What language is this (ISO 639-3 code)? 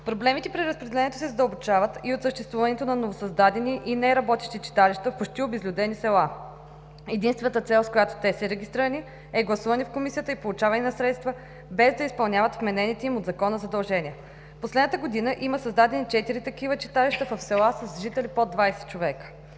bul